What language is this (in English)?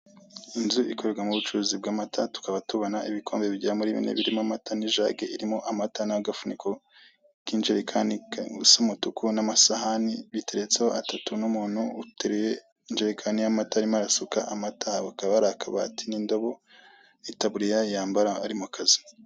Kinyarwanda